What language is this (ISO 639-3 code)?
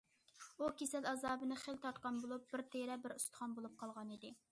uig